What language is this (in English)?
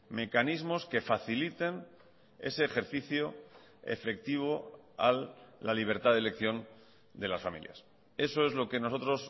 Spanish